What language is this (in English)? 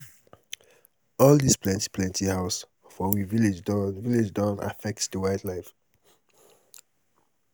Nigerian Pidgin